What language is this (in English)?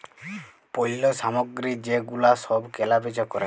Bangla